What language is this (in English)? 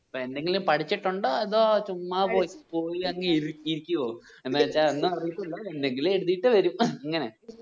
Malayalam